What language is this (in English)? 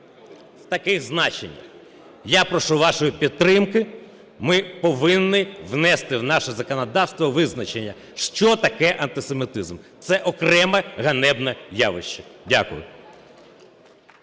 Ukrainian